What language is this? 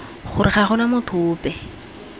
Tswana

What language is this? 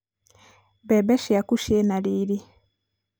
Kikuyu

